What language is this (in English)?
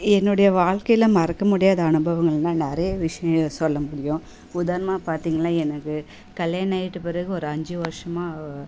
Tamil